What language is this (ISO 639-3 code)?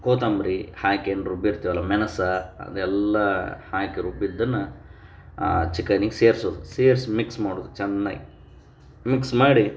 kan